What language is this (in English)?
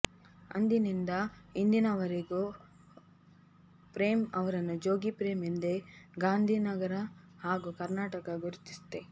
Kannada